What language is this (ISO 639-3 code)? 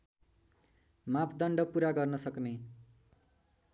nep